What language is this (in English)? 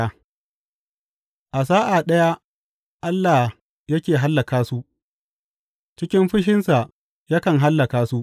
Hausa